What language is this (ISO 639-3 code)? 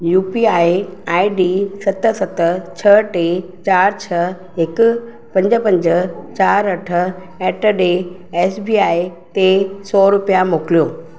snd